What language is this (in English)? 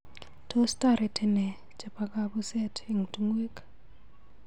Kalenjin